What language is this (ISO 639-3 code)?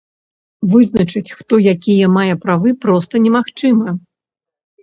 bel